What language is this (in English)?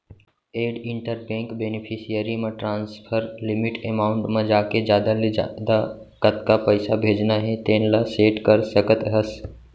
Chhattisgarhi